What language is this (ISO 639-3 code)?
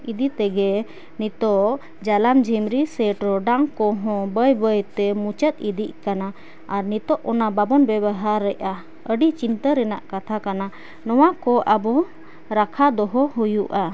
sat